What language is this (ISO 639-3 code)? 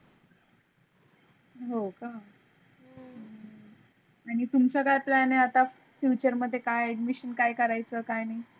mar